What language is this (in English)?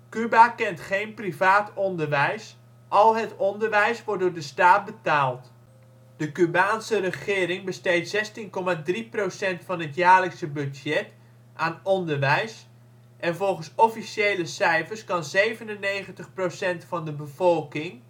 Dutch